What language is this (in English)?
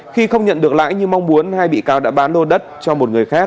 Vietnamese